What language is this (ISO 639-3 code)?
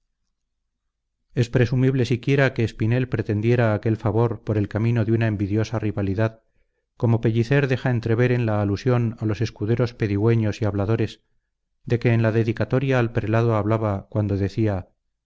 spa